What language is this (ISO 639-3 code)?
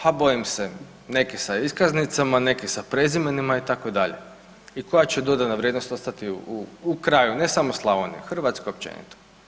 hrv